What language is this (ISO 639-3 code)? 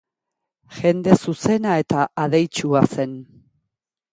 eus